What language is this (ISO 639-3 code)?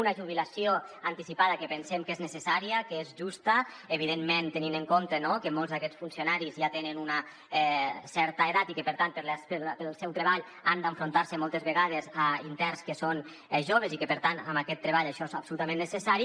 cat